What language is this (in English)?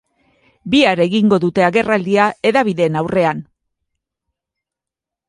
Basque